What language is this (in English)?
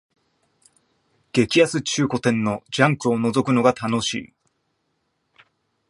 Japanese